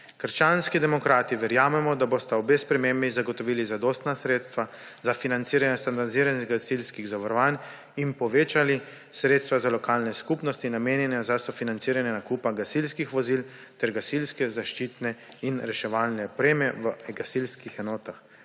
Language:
Slovenian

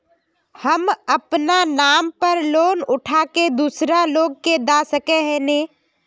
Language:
Magahi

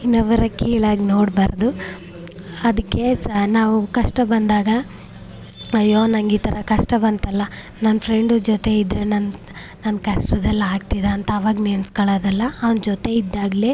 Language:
Kannada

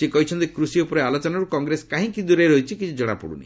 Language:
Odia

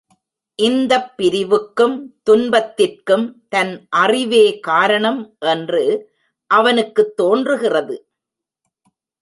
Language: Tamil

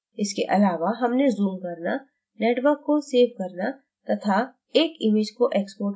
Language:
Hindi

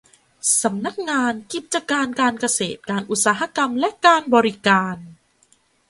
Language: Thai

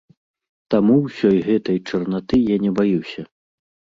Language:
Belarusian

